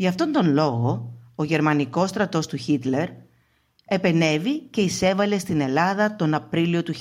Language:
Greek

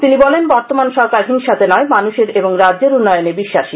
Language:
Bangla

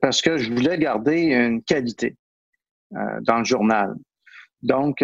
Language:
French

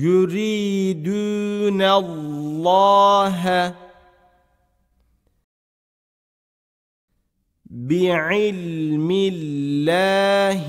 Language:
Turkish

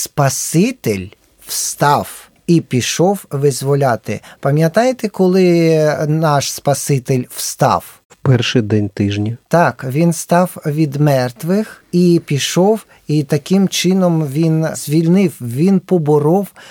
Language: Ukrainian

